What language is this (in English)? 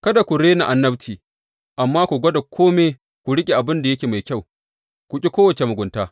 Hausa